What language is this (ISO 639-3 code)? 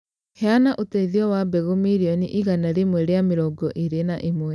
kik